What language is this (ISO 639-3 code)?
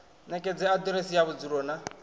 ven